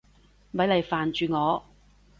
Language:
Cantonese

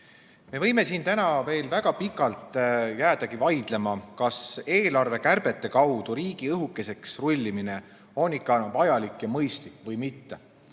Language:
Estonian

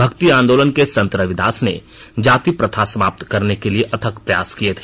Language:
Hindi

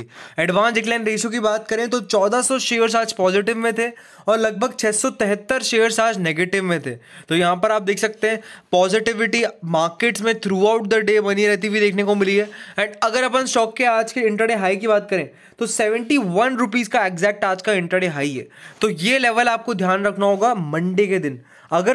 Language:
Hindi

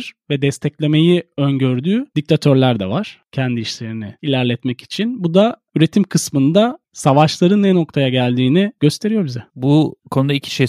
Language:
Turkish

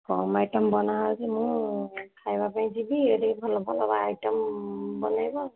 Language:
Odia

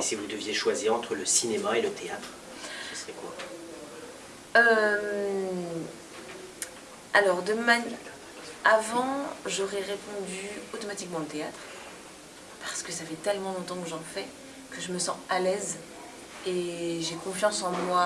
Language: French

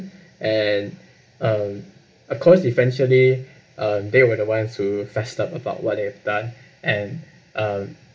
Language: English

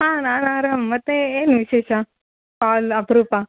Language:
Kannada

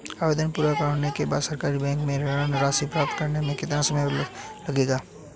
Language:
Hindi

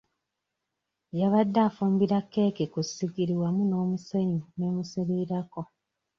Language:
Ganda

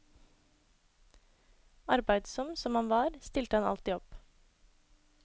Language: Norwegian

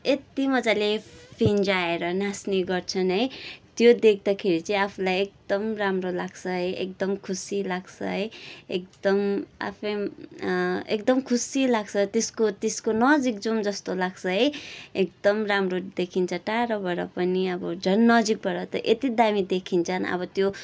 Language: Nepali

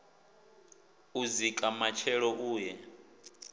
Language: Venda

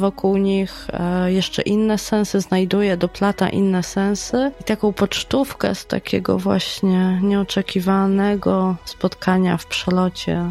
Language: Polish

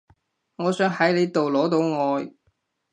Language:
Cantonese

